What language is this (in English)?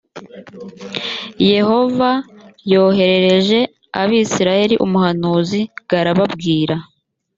Kinyarwanda